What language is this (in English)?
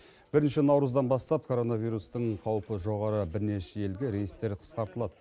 Kazakh